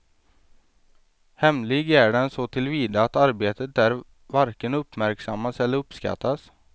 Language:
Swedish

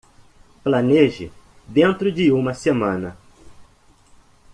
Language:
Portuguese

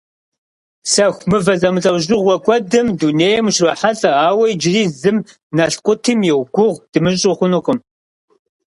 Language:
Kabardian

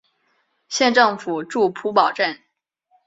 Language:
Chinese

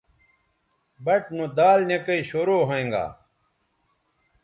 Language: Bateri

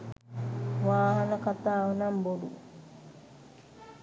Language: Sinhala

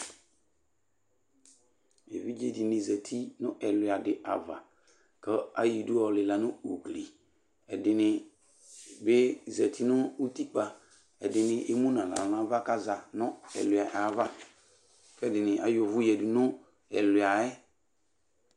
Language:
Ikposo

